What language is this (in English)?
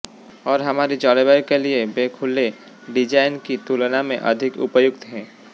Hindi